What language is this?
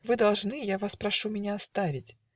Russian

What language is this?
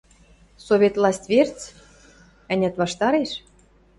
Western Mari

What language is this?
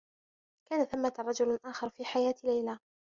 Arabic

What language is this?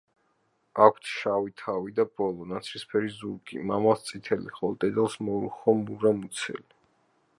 Georgian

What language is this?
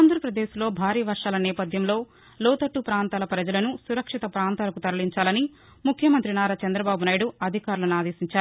Telugu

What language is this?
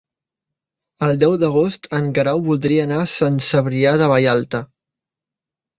Catalan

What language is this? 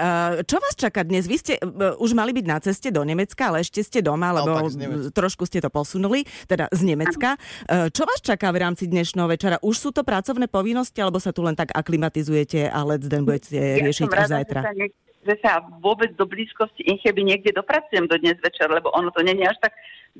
Slovak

